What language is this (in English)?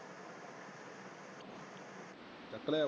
Punjabi